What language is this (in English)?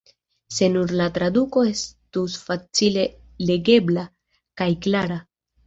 Esperanto